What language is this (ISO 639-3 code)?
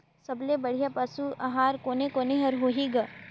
hne